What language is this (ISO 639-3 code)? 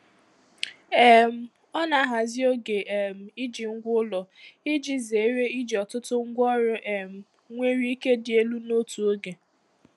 ibo